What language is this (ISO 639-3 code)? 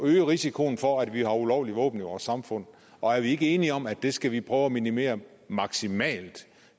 dan